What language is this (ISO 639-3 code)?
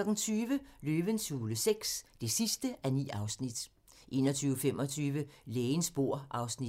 dan